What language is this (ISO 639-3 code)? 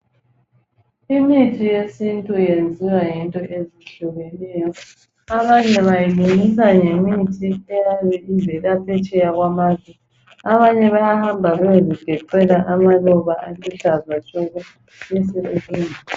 nde